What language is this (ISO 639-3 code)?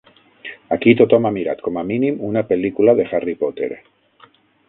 cat